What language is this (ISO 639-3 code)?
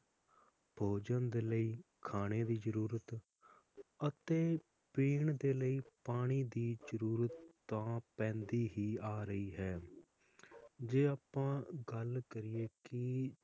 pan